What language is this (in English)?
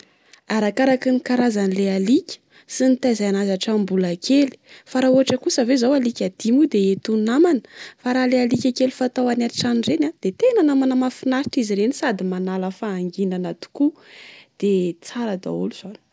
Malagasy